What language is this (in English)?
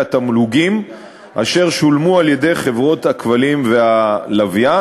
Hebrew